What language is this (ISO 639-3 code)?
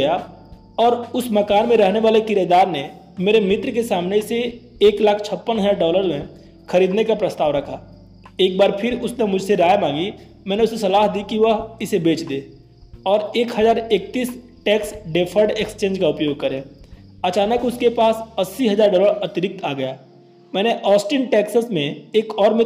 hin